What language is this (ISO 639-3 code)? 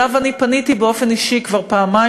heb